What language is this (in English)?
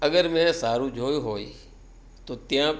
Gujarati